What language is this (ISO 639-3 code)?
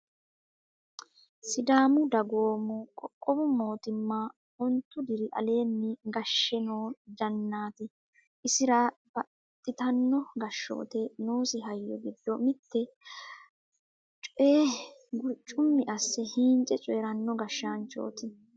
sid